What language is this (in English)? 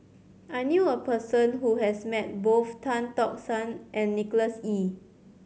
English